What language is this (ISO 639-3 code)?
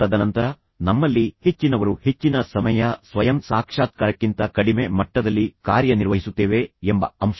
kan